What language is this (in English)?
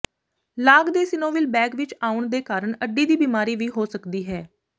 Punjabi